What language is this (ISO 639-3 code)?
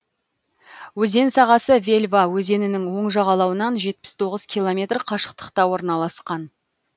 kaz